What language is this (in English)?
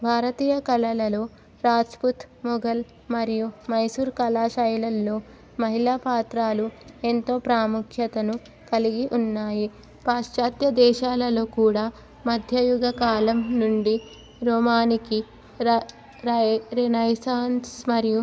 Telugu